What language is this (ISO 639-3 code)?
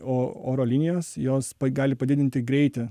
lit